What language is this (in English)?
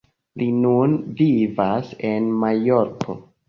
Esperanto